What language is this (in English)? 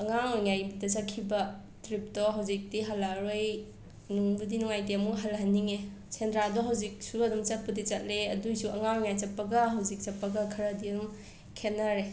Manipuri